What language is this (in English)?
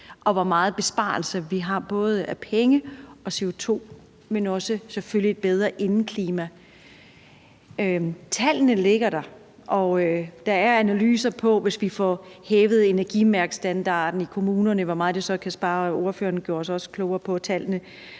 Danish